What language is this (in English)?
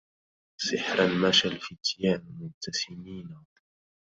Arabic